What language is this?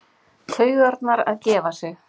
Icelandic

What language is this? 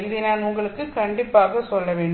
Tamil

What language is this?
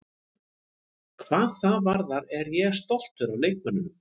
Icelandic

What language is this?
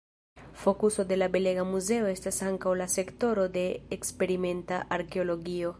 Esperanto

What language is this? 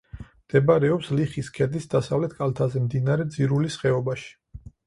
Georgian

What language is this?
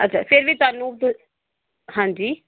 Punjabi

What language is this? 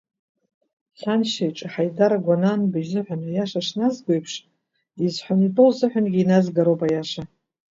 Abkhazian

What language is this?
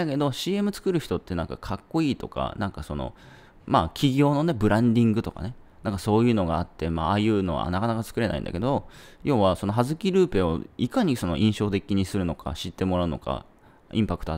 Japanese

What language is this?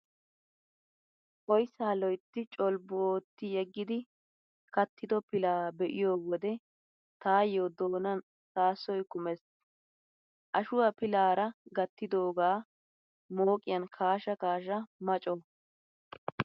Wolaytta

